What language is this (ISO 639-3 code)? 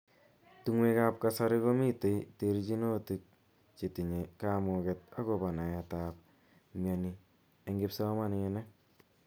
kln